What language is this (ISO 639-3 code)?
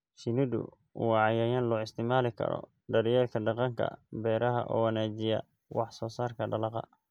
som